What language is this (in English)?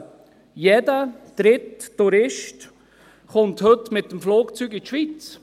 Swiss German